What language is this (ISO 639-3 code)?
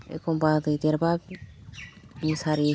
brx